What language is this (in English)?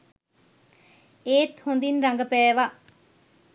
Sinhala